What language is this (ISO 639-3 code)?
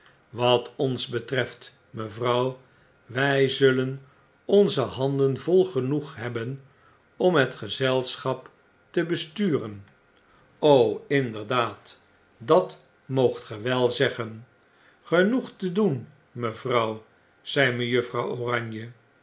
nld